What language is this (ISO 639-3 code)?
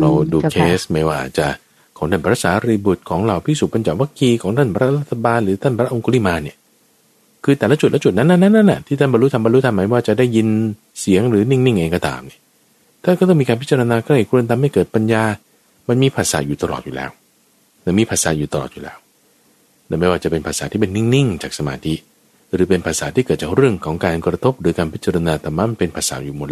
tha